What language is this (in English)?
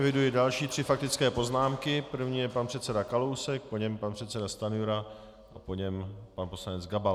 Czech